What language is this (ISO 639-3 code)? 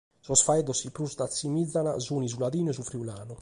srd